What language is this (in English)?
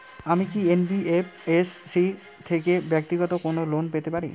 Bangla